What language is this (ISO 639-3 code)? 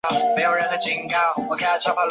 zho